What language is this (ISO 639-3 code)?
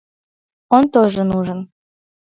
chm